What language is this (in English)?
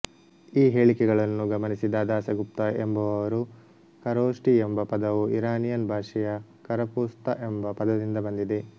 Kannada